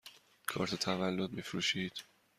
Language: Persian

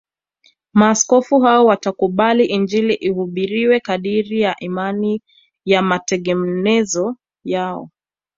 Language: Swahili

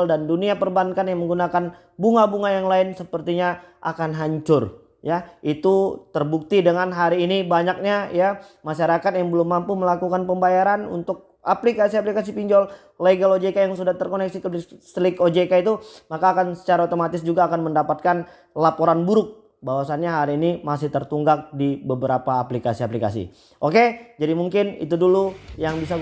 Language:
Indonesian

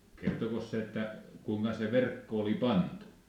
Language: Finnish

